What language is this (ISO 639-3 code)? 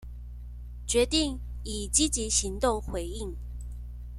zho